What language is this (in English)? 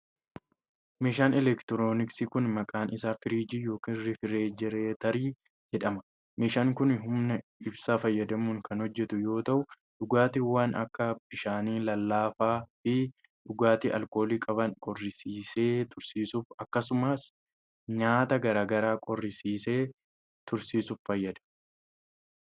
Oromo